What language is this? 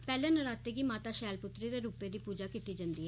Dogri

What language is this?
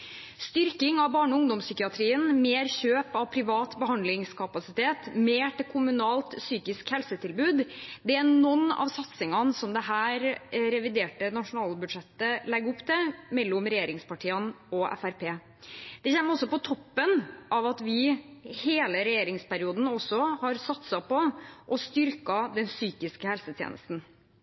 Norwegian Bokmål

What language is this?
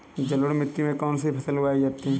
Hindi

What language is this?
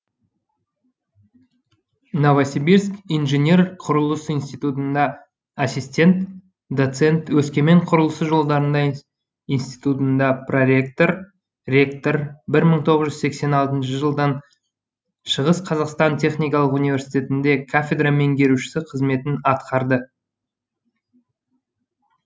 Kazakh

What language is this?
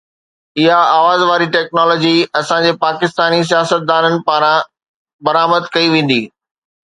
Sindhi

